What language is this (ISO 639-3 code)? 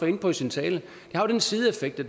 dan